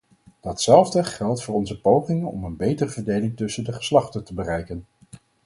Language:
Dutch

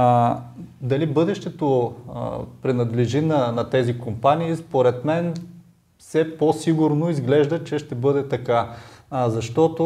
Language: Bulgarian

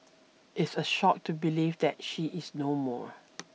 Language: English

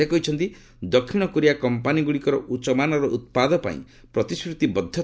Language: Odia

